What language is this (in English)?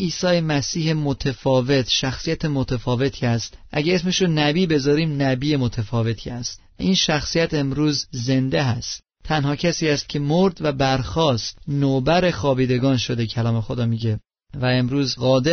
Persian